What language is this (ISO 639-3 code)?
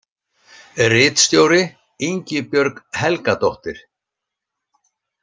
isl